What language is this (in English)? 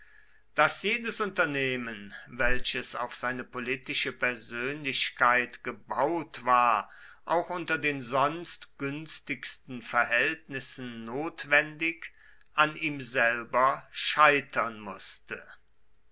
German